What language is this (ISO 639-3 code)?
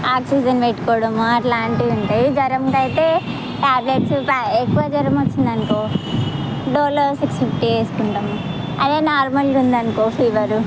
tel